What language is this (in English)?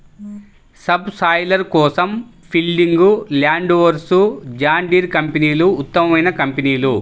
Telugu